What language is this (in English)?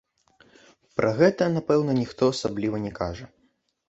Belarusian